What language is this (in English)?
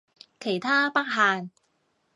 Cantonese